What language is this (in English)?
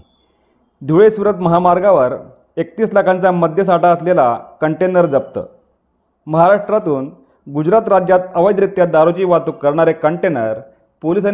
Marathi